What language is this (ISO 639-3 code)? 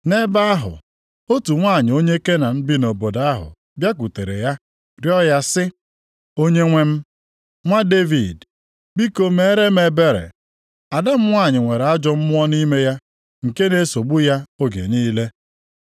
ibo